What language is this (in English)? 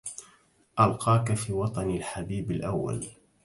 Arabic